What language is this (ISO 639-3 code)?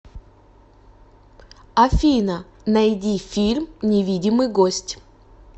rus